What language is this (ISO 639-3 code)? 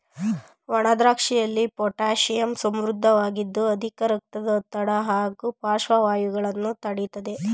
kan